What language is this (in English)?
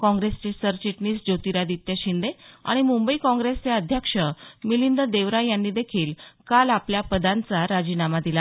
Marathi